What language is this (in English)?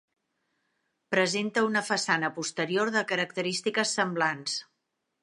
Catalan